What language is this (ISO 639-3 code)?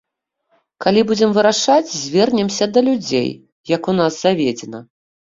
bel